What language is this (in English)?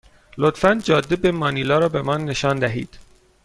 Persian